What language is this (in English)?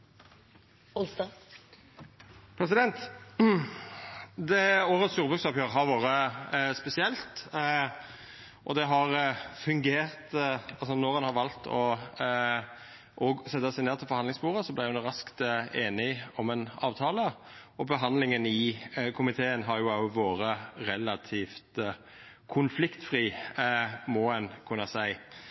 Norwegian Nynorsk